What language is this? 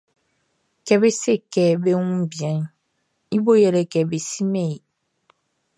Baoulé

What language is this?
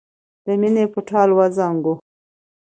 Pashto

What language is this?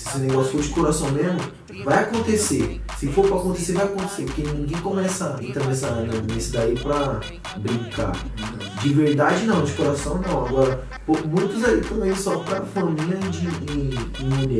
Portuguese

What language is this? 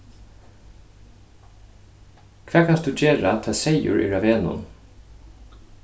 Faroese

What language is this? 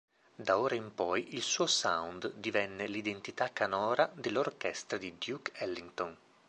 Italian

